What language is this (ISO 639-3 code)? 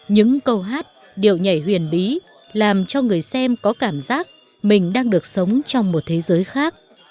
vie